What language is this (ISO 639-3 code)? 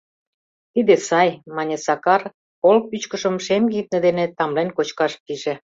chm